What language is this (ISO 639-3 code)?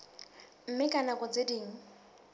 sot